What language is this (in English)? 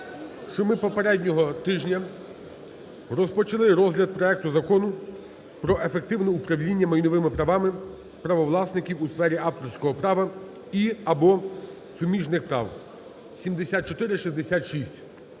Ukrainian